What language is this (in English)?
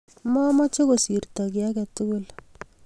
Kalenjin